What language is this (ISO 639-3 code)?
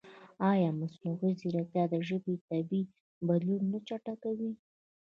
pus